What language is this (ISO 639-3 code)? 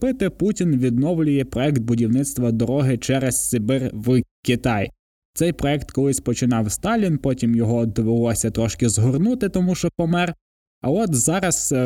ukr